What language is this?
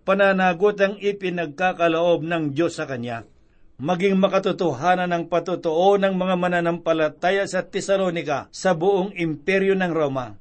Filipino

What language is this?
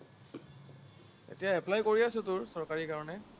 Assamese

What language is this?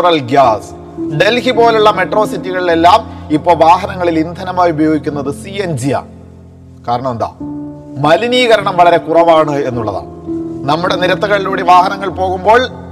Malayalam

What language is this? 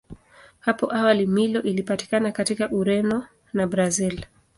Swahili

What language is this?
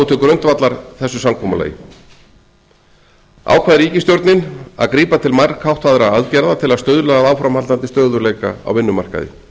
Icelandic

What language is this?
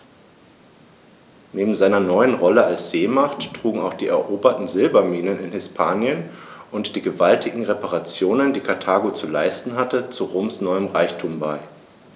German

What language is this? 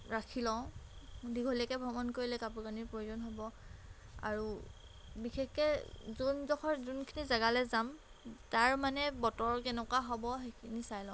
Assamese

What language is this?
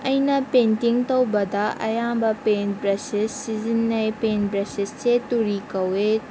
Manipuri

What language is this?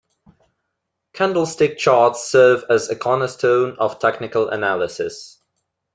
English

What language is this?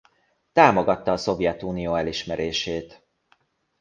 Hungarian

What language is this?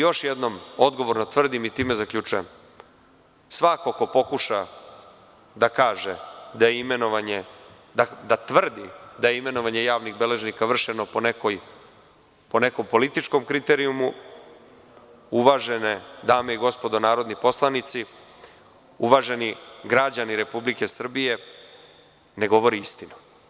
Serbian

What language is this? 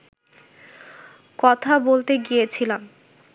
Bangla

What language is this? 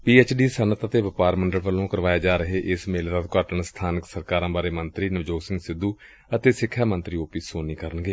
Punjabi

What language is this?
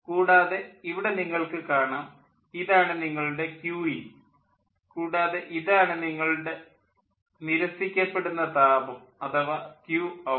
Malayalam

